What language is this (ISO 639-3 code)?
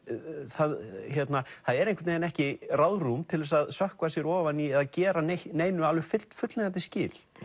isl